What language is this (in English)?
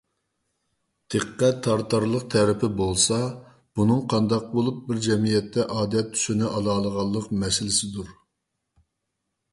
Uyghur